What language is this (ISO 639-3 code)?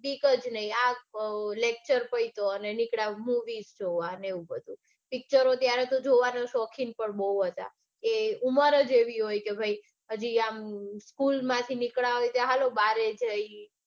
guj